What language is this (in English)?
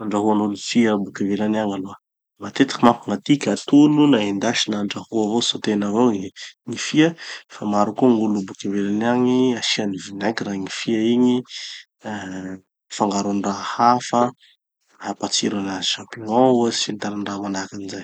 Tanosy Malagasy